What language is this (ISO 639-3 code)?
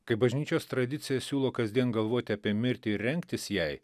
lit